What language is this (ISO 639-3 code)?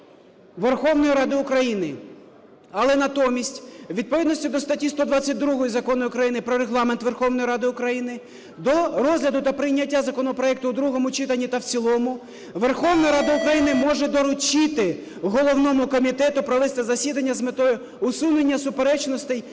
ukr